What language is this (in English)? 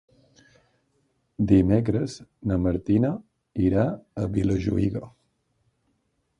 Catalan